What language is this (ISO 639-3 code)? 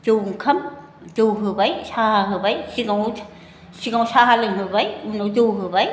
brx